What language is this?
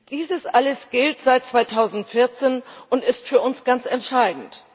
German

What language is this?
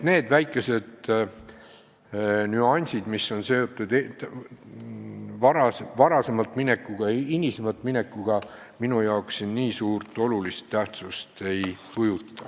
Estonian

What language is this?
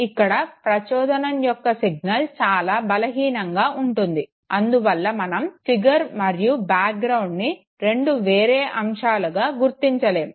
Telugu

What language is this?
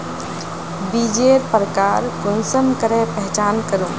Magahi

